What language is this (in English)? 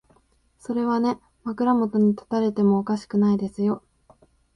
Japanese